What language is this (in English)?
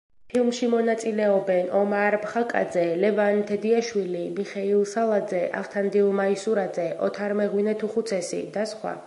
Georgian